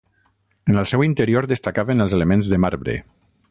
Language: Catalan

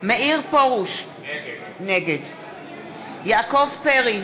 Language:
Hebrew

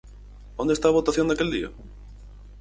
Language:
Galician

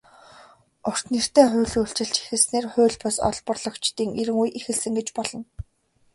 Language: Mongolian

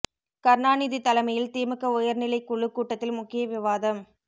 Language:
Tamil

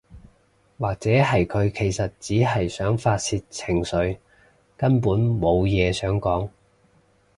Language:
Cantonese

